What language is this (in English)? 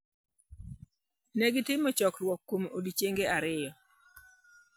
Luo (Kenya and Tanzania)